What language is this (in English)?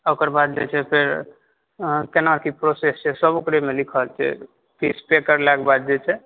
Maithili